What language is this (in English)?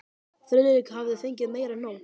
Icelandic